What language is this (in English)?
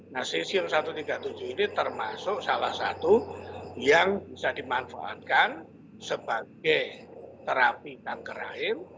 Indonesian